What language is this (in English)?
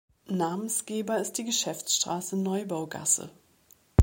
German